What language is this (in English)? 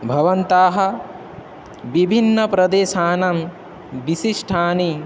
Sanskrit